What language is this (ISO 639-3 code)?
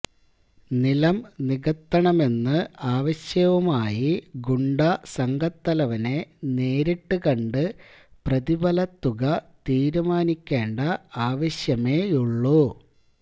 mal